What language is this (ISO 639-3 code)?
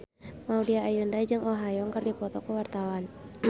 sun